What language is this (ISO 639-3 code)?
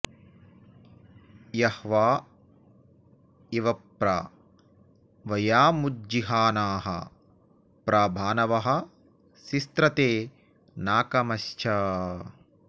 san